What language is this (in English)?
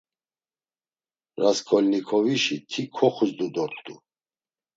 Laz